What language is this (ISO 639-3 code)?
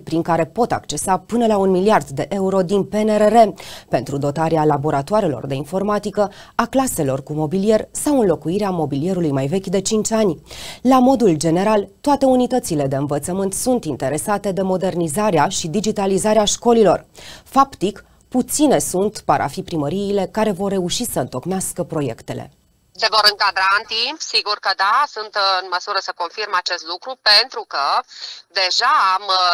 ron